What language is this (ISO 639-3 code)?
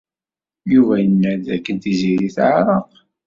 kab